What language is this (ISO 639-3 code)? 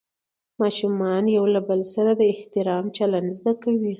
pus